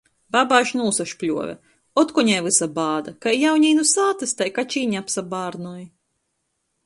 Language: Latgalian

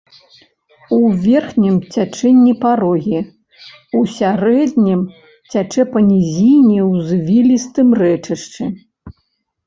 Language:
Belarusian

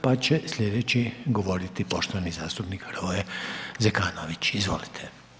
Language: Croatian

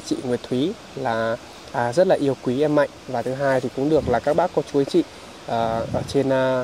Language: Vietnamese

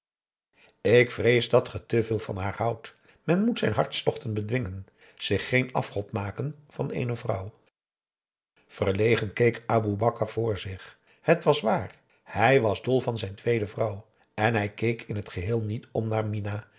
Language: Dutch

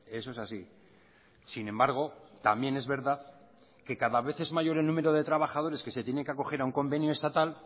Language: Spanish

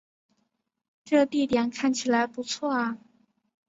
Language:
Chinese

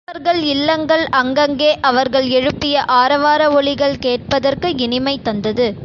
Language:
Tamil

